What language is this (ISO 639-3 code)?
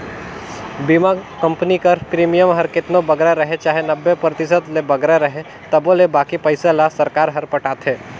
hne